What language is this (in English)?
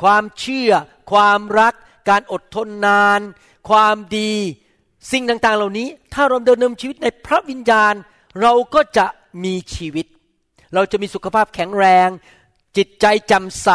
Thai